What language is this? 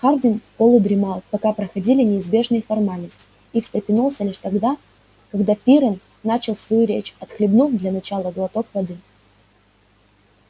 Russian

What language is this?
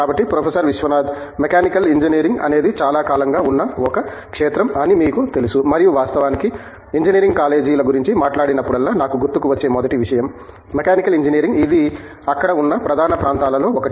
Telugu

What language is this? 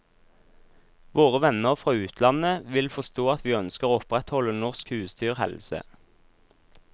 Norwegian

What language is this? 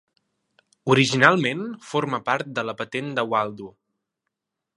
Catalan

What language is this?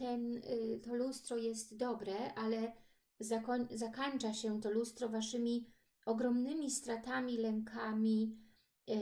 Polish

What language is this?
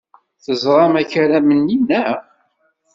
Kabyle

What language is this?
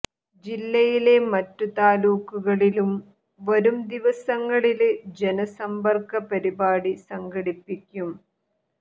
Malayalam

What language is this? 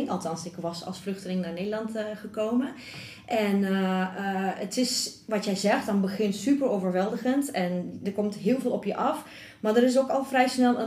Dutch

